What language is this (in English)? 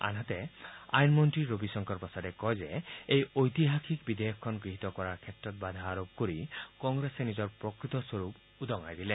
Assamese